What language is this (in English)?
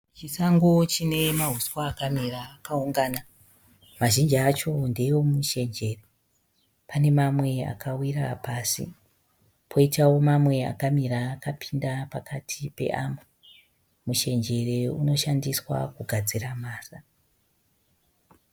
Shona